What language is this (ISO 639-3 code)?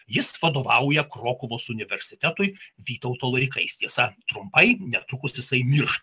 lit